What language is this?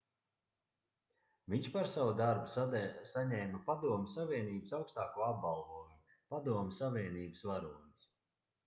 Latvian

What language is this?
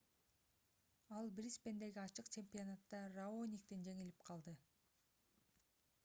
Kyrgyz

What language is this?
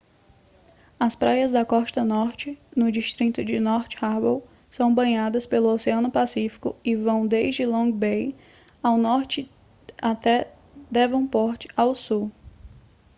Portuguese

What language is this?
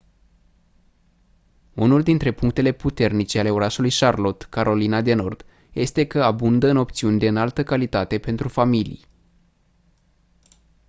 Romanian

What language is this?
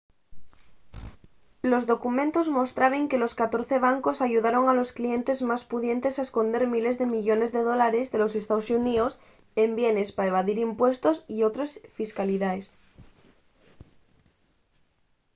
Asturian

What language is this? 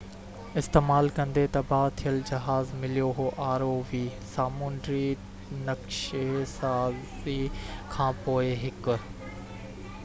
Sindhi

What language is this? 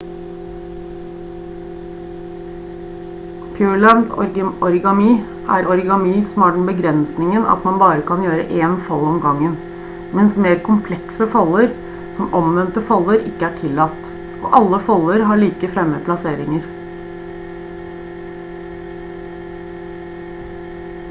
Norwegian Bokmål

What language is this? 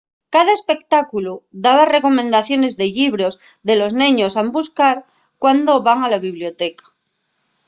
Asturian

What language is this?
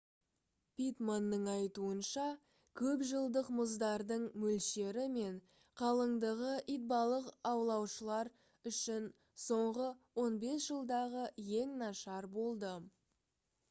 Kazakh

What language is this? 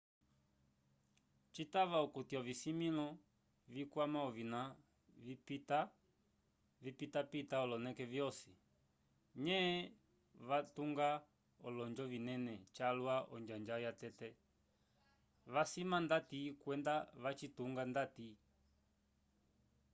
Umbundu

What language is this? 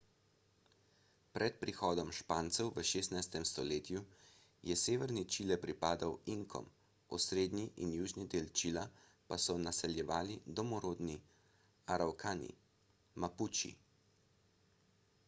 Slovenian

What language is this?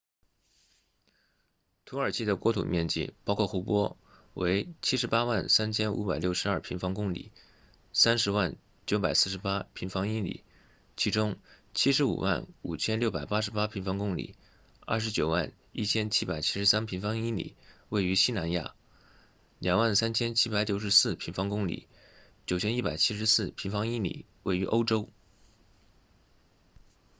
Chinese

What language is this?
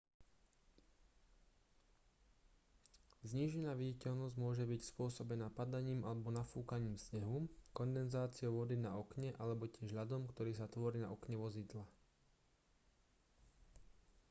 Slovak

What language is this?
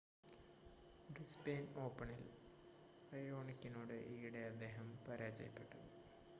Malayalam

